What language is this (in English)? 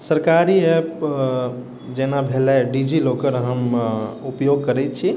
Maithili